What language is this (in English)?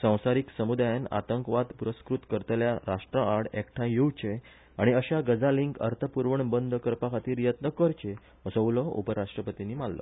Konkani